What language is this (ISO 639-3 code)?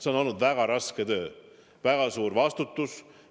est